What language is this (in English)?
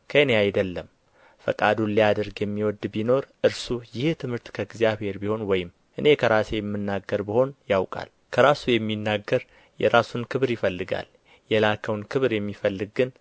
Amharic